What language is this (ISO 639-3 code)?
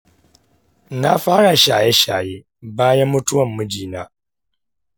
hau